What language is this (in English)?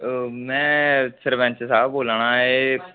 Dogri